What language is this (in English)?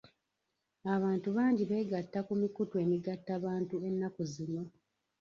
Ganda